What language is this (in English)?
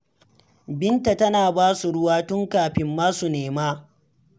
Hausa